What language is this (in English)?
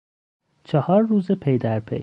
Persian